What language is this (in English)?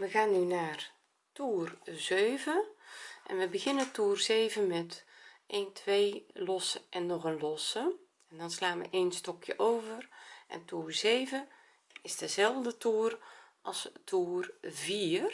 Dutch